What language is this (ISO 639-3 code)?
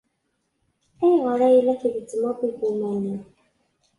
kab